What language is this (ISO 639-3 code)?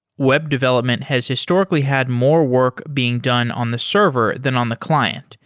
eng